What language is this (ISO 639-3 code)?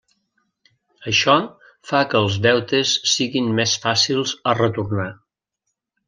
cat